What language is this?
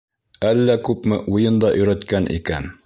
Bashkir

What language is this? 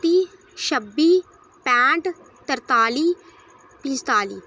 Dogri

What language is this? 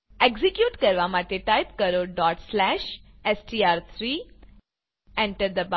Gujarati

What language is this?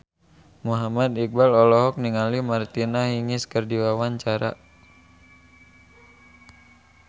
Sundanese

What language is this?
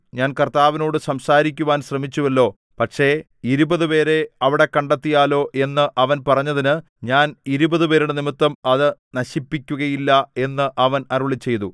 Malayalam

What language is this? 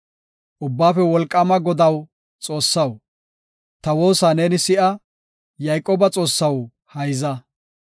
Gofa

